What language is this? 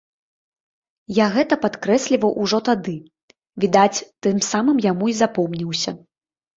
Belarusian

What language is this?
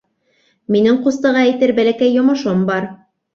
Bashkir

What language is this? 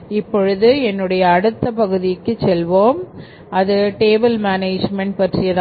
Tamil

